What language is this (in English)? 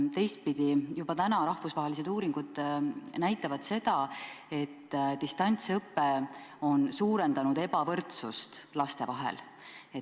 Estonian